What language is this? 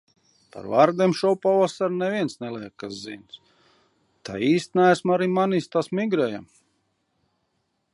Latvian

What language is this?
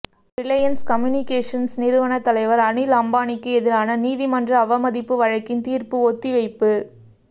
Tamil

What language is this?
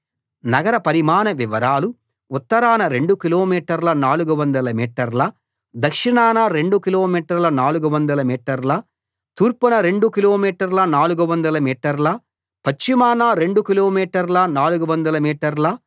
Telugu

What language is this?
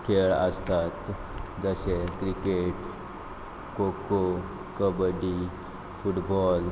Konkani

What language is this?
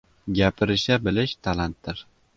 Uzbek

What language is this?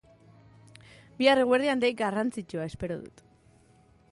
Basque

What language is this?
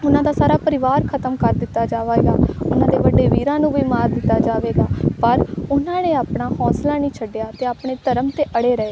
Punjabi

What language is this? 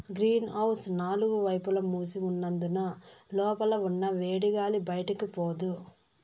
Telugu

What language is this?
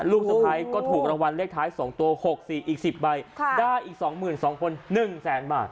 Thai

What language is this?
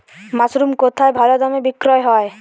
Bangla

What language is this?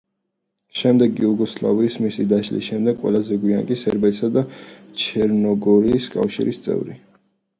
Georgian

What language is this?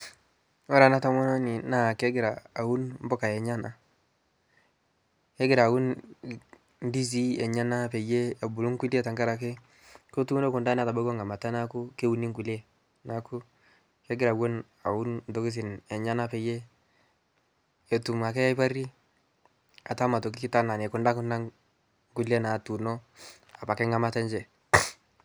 Masai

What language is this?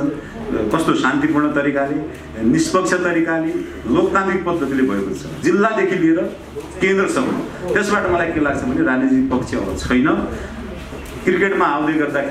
Portuguese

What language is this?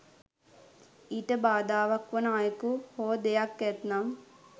Sinhala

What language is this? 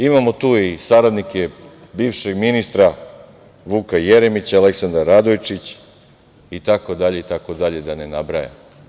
Serbian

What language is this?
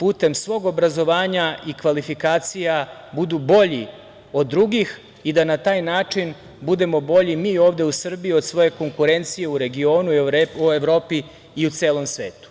Serbian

